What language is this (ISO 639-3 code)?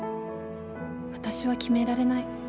jpn